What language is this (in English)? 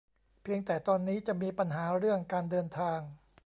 Thai